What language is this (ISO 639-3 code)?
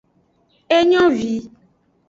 ajg